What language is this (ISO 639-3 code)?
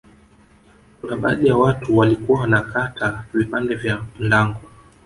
swa